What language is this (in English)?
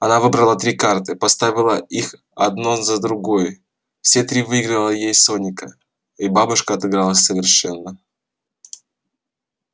Russian